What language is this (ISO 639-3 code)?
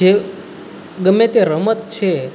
guj